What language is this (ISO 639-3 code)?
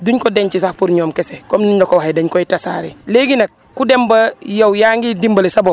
wol